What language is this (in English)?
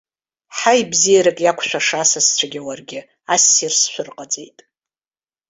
Abkhazian